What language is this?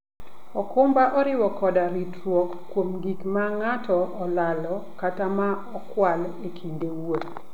Luo (Kenya and Tanzania)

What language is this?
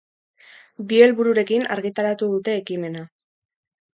Basque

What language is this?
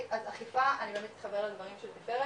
Hebrew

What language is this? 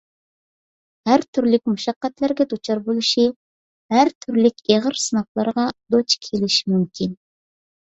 Uyghur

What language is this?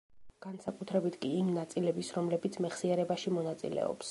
Georgian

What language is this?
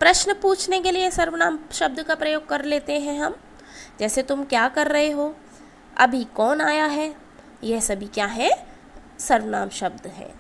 Hindi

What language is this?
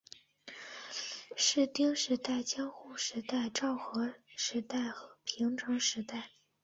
Chinese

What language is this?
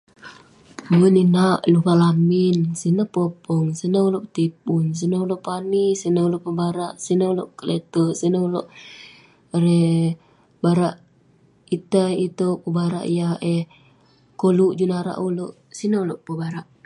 Western Penan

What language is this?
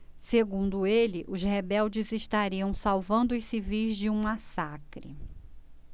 Portuguese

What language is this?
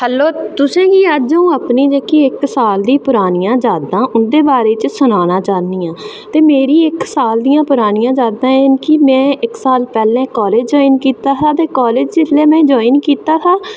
Dogri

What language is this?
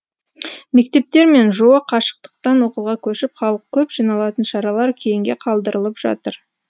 Kazakh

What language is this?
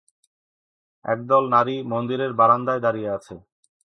Bangla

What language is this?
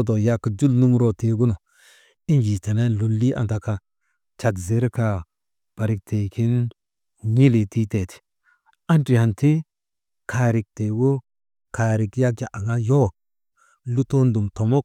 Maba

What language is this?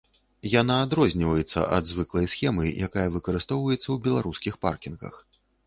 Belarusian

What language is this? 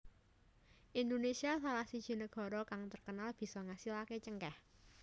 Javanese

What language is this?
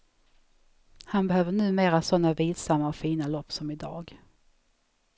Swedish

